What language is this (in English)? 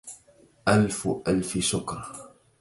Arabic